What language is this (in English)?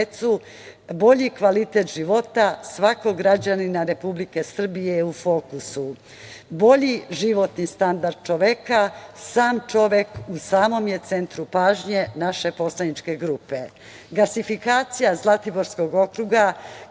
Serbian